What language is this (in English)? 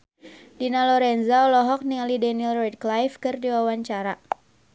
Sundanese